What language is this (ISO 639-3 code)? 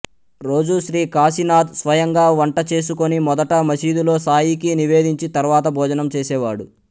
tel